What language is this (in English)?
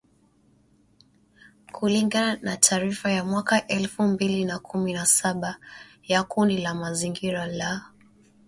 Swahili